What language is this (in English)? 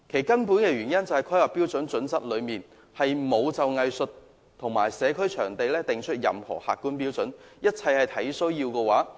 Cantonese